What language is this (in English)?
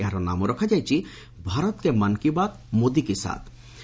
Odia